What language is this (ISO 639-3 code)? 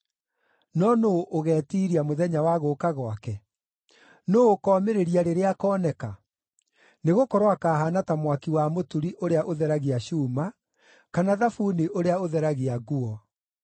kik